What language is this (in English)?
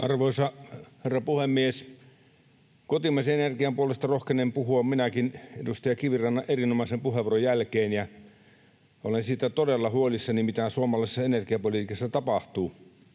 Finnish